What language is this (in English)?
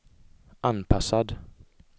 Swedish